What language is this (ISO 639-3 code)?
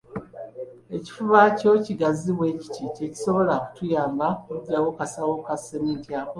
lug